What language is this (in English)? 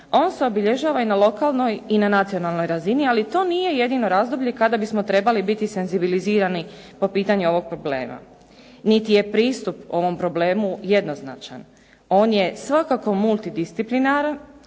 Croatian